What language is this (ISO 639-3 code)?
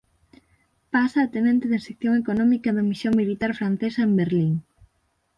glg